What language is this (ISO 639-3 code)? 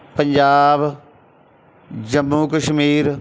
pan